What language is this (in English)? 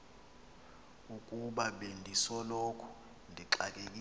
Xhosa